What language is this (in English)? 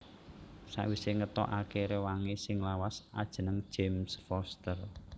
Javanese